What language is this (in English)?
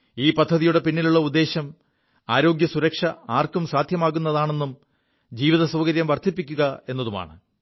Malayalam